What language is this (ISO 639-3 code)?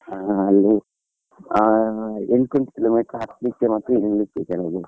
kan